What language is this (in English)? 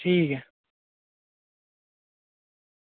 Dogri